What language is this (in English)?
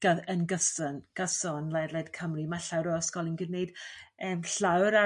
Welsh